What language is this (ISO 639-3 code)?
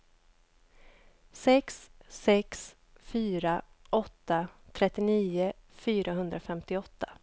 swe